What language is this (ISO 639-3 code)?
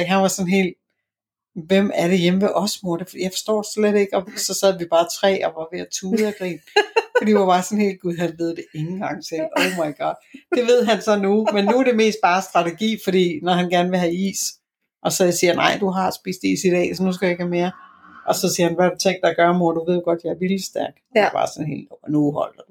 dan